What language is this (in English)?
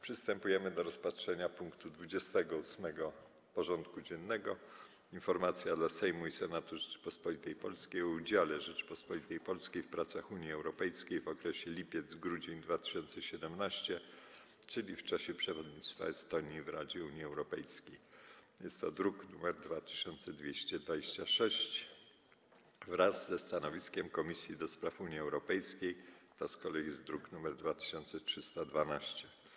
Polish